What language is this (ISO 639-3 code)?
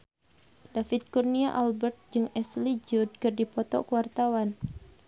sun